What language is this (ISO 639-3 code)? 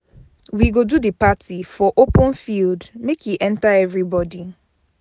pcm